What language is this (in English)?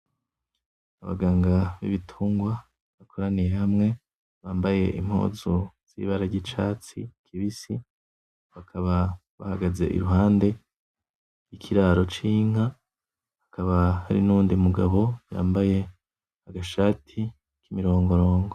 Rundi